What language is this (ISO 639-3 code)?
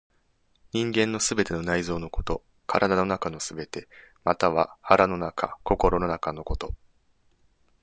jpn